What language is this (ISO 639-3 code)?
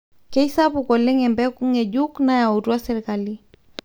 mas